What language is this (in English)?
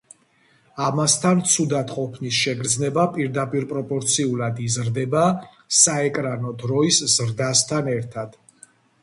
Georgian